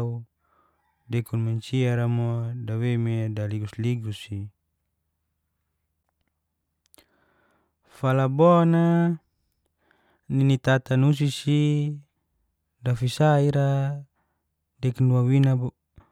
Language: Geser-Gorom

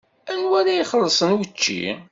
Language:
Kabyle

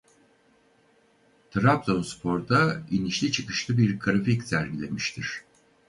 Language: Turkish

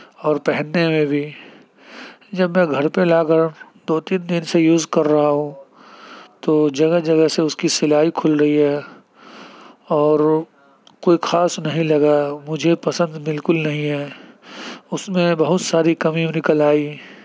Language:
Urdu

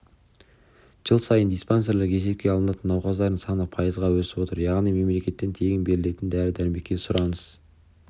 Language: Kazakh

